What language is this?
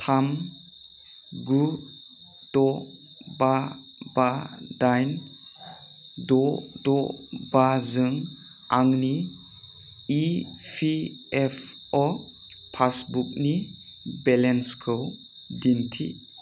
Bodo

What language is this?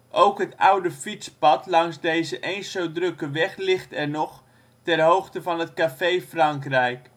Dutch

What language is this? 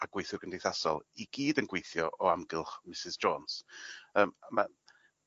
Welsh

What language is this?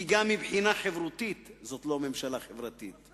Hebrew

